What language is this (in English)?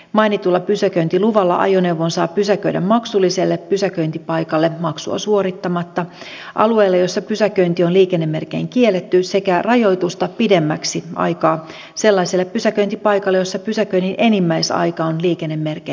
Finnish